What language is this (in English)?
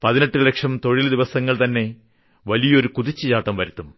Malayalam